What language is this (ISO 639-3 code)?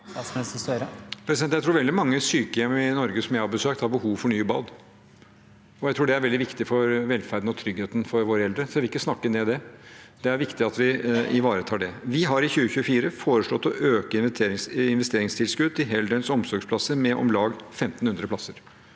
nor